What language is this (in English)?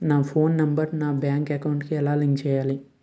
Telugu